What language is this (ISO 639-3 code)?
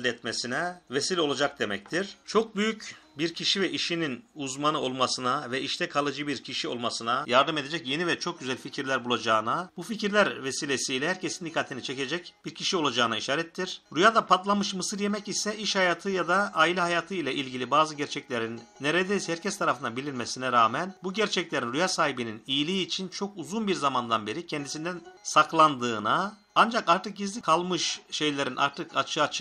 tur